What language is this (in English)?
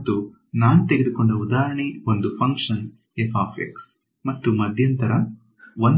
Kannada